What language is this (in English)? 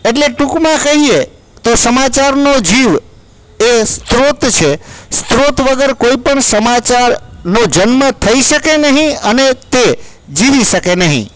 Gujarati